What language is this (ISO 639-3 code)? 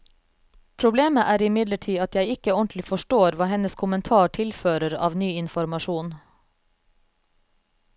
nor